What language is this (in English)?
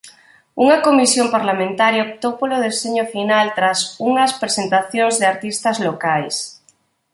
Galician